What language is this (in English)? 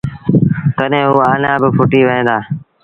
Sindhi Bhil